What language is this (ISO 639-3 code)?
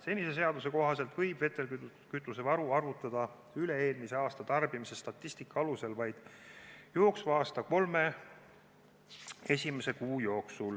est